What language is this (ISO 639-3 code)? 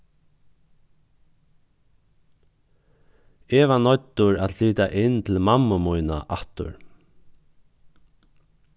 fao